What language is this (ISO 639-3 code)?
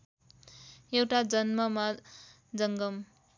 nep